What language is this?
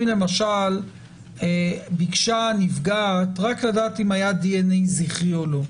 Hebrew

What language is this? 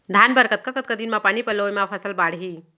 Chhattisgarhi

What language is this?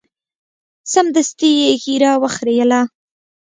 Pashto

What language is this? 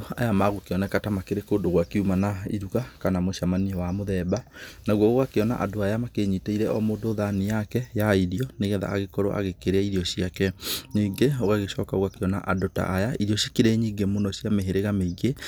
Kikuyu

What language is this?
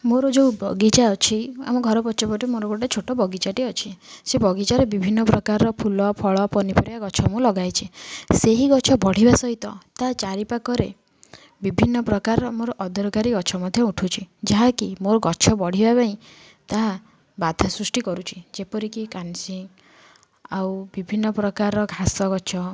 Odia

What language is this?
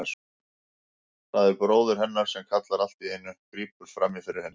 Icelandic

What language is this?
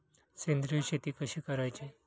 Marathi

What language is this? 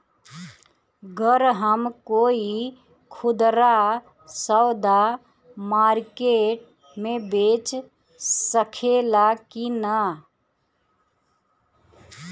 Bhojpuri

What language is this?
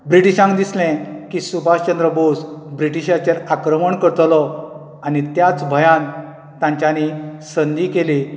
Konkani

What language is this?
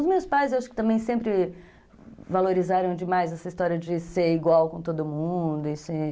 Portuguese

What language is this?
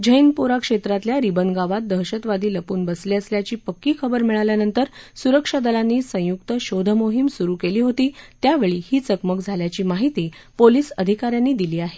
Marathi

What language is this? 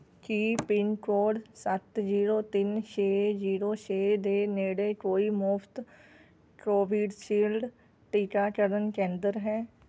Punjabi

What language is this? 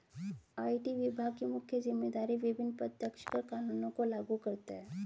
Hindi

